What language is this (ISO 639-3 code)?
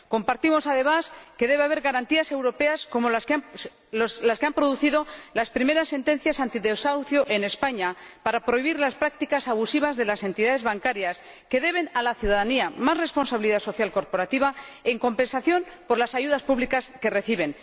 spa